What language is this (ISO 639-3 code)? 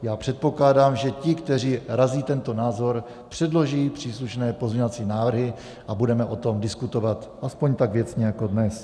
ces